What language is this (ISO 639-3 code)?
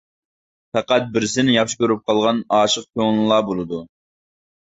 uig